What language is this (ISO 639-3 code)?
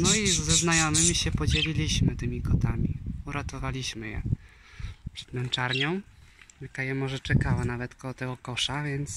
pol